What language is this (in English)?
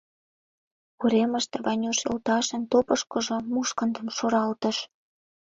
Mari